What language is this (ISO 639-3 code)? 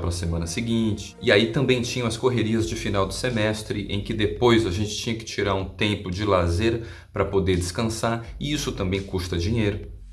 por